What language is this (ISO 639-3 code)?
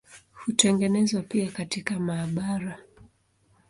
swa